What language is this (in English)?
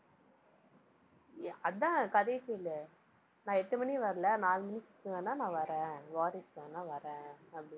Tamil